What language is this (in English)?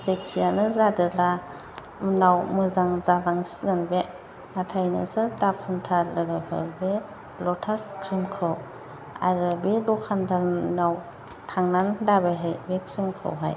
Bodo